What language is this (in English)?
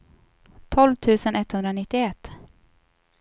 Swedish